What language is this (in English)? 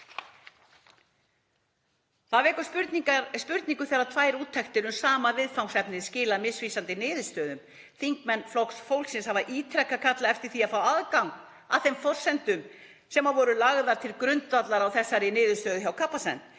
Icelandic